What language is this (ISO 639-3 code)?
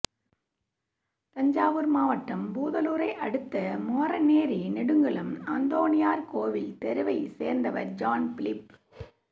tam